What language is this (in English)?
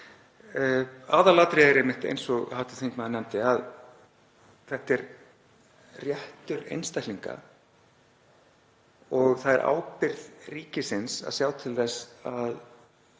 Icelandic